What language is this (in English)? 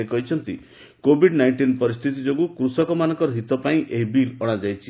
Odia